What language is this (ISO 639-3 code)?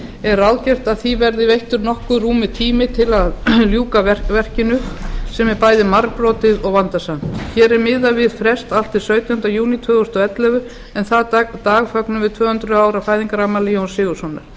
isl